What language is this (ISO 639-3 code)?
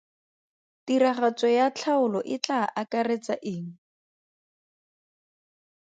tsn